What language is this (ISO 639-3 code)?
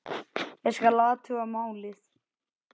isl